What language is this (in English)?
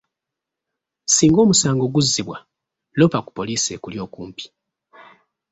Ganda